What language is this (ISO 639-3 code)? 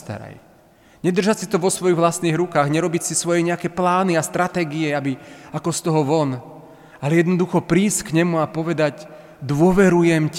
slk